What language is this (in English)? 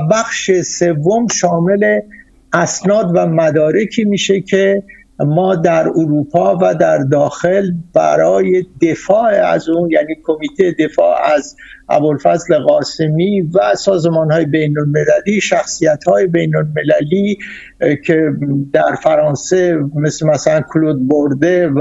Persian